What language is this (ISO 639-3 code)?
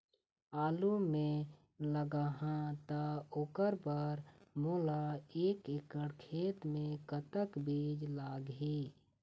hne